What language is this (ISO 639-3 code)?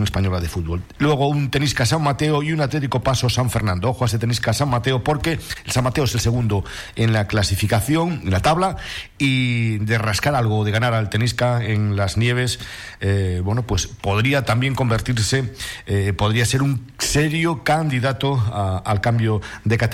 spa